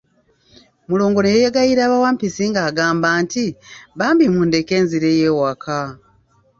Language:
Ganda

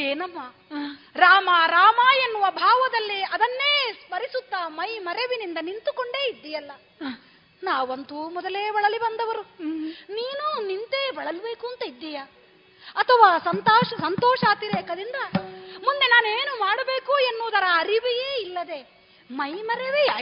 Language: Kannada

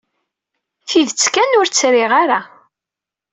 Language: Kabyle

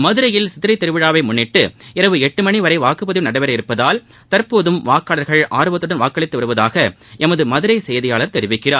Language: Tamil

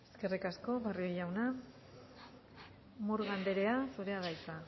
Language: Basque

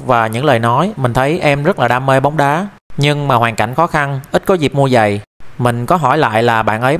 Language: Vietnamese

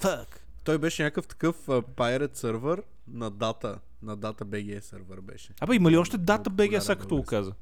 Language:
Bulgarian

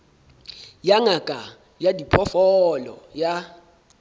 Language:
Southern Sotho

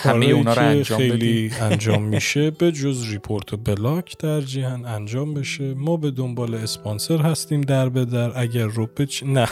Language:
Persian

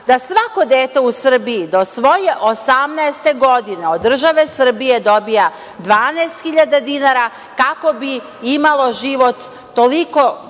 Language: Serbian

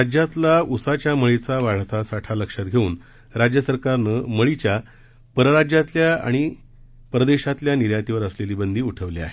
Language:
Marathi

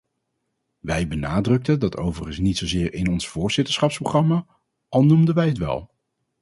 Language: Dutch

